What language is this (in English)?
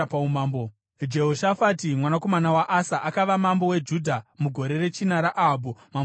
Shona